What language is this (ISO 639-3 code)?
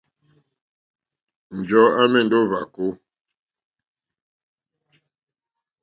bri